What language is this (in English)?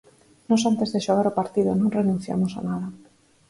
Galician